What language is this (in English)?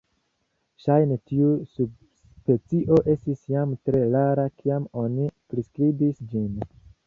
Esperanto